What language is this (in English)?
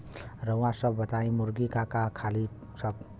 Bhojpuri